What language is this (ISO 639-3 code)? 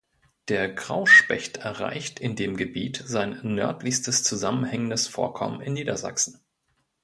deu